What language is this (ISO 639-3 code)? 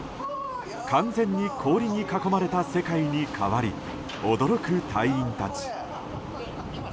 jpn